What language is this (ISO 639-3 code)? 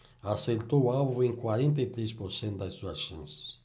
por